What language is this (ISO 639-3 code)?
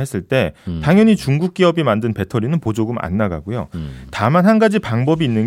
kor